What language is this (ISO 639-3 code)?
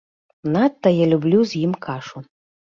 bel